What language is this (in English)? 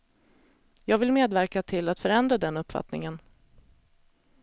Swedish